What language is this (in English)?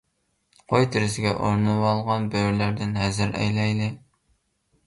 Uyghur